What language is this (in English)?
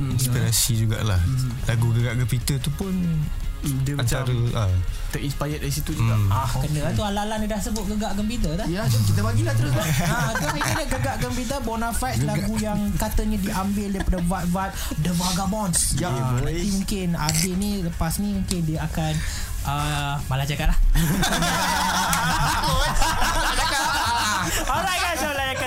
Malay